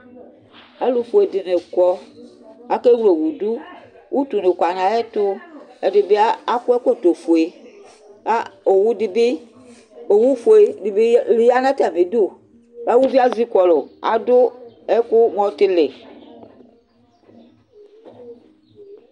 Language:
Ikposo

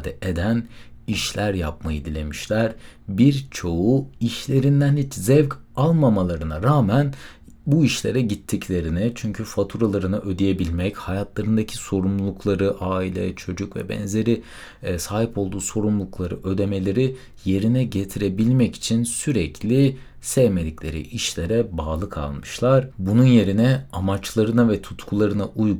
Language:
Turkish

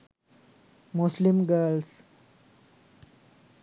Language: Sinhala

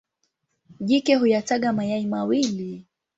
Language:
Swahili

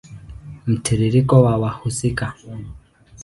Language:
Swahili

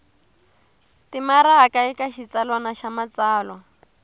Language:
Tsonga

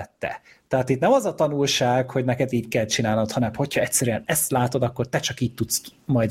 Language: Hungarian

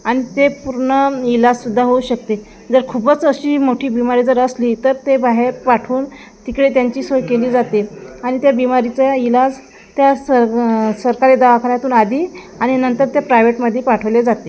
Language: Marathi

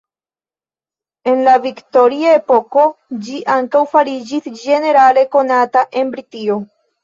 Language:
Esperanto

